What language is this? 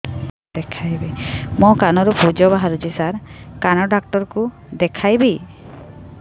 Odia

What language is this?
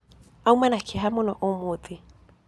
Kikuyu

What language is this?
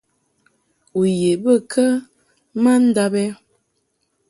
Mungaka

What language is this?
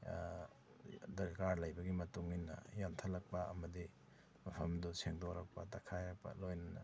Manipuri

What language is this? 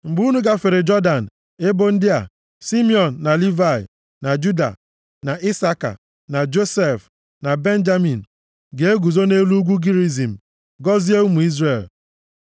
Igbo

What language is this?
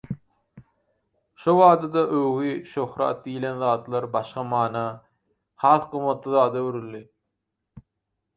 Turkmen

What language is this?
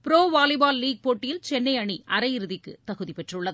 Tamil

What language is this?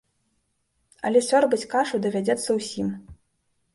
Belarusian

